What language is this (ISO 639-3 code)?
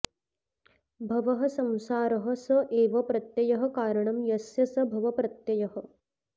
san